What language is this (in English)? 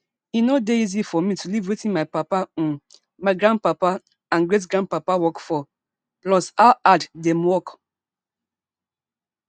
Nigerian Pidgin